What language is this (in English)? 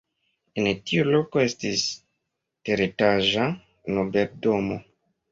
Esperanto